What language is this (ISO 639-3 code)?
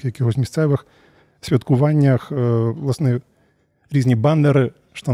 ukr